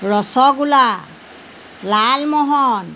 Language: Assamese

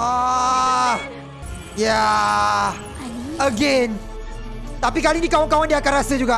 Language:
Malay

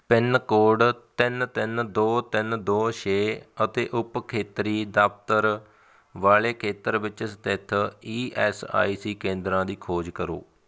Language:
Punjabi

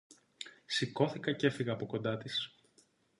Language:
Greek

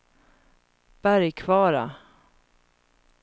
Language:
Swedish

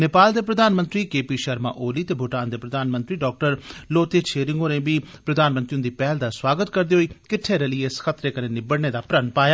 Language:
Dogri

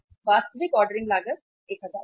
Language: Hindi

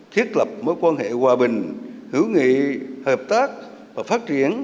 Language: Vietnamese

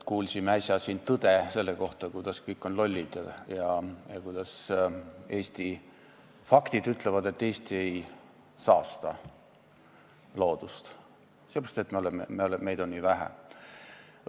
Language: Estonian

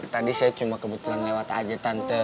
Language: Indonesian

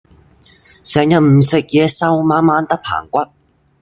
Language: Cantonese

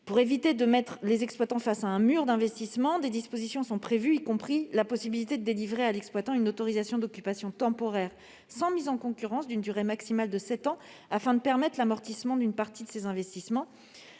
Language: French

